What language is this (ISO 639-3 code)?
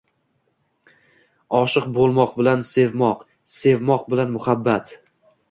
uzb